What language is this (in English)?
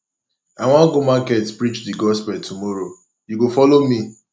Nigerian Pidgin